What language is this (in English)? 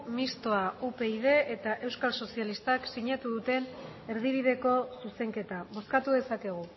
Basque